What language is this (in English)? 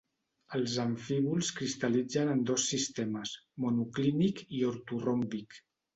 Catalan